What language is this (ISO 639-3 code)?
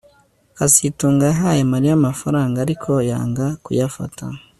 kin